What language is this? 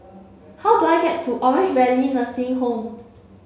English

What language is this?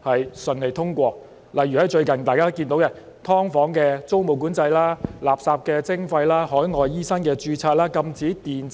Cantonese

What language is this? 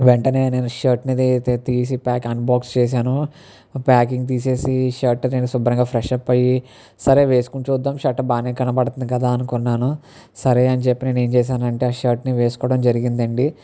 Telugu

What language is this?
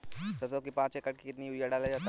Hindi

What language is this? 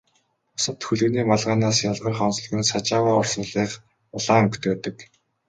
Mongolian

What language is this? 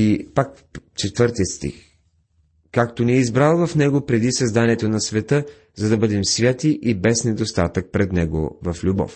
Bulgarian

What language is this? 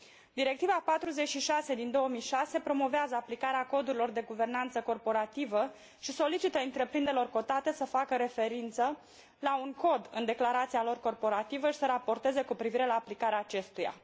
Romanian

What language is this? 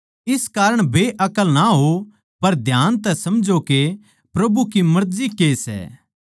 Haryanvi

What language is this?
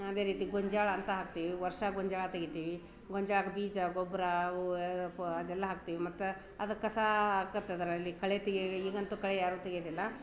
Kannada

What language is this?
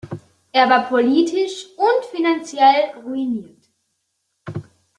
German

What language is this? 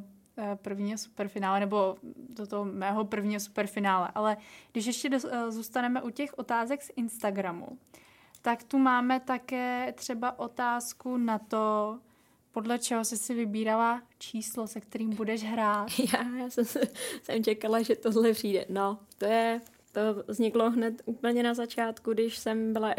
Czech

